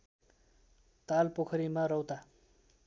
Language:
Nepali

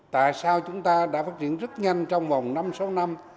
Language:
Vietnamese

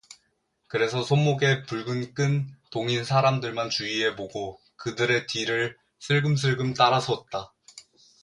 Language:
Korean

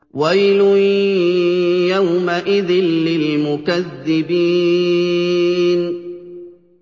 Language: Arabic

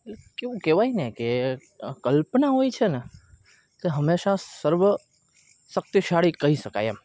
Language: Gujarati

